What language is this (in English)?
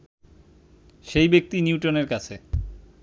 Bangla